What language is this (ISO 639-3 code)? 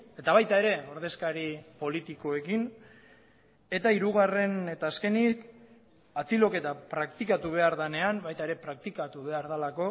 eus